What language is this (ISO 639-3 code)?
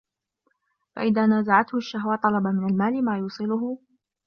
ara